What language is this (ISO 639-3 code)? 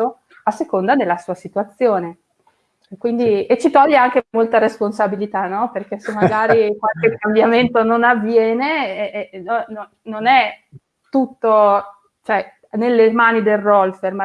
ita